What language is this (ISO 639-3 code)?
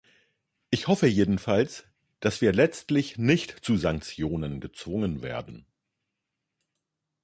deu